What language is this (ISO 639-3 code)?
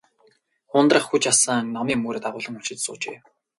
mon